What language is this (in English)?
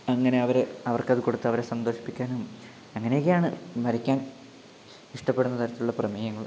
Malayalam